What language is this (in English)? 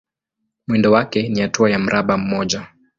Swahili